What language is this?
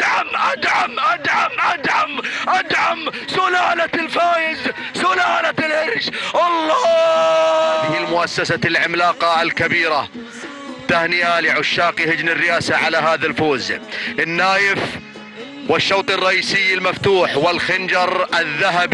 Arabic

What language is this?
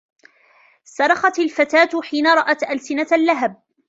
Arabic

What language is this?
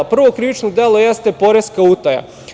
Serbian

